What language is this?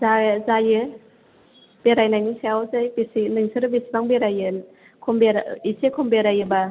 Bodo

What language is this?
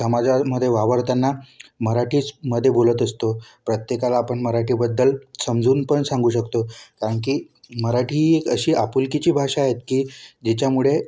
Marathi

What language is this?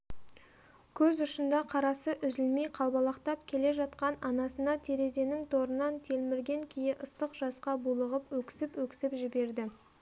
Kazakh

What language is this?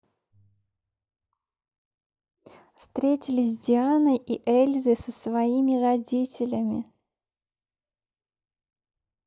Russian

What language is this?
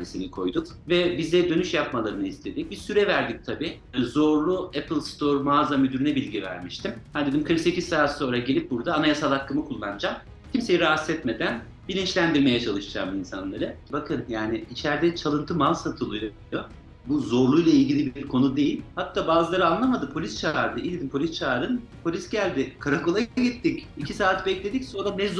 Turkish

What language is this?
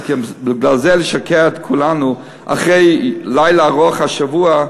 Hebrew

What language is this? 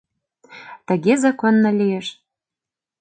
Mari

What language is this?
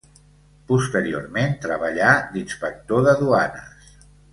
Catalan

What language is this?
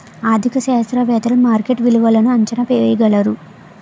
Telugu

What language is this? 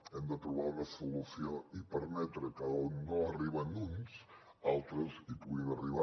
Catalan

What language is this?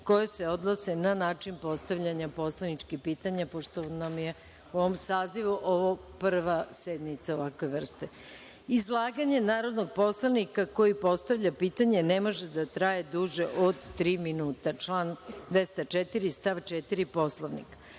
Serbian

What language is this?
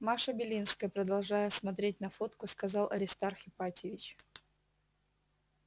Russian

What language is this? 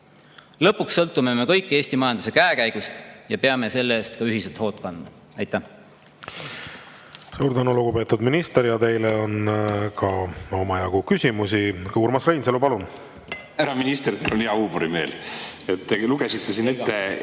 Estonian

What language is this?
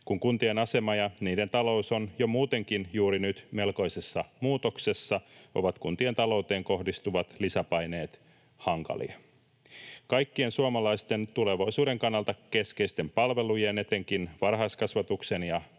Finnish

